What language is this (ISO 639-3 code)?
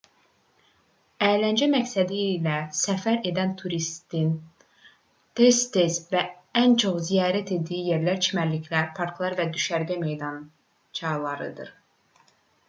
aze